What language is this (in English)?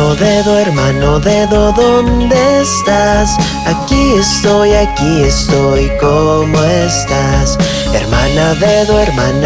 Spanish